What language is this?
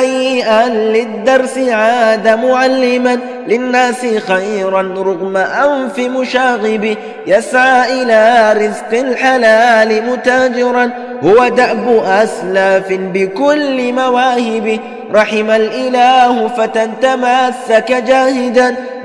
Arabic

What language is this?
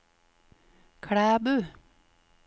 Norwegian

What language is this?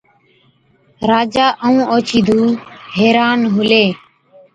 Od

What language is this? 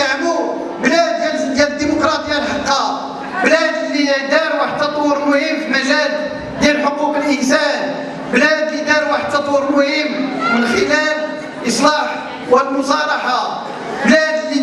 Arabic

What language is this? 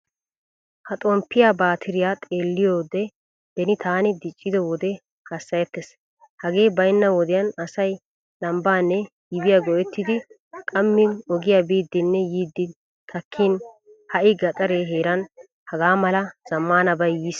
Wolaytta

